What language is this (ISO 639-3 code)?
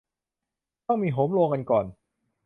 tha